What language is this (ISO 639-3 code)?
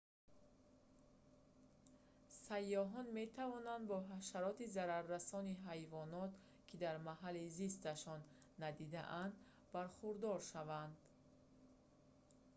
tgk